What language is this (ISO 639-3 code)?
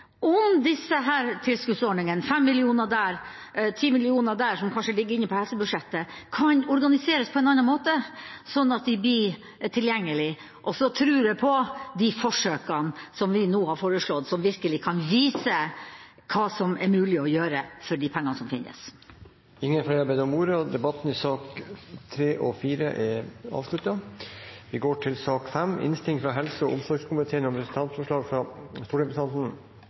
nob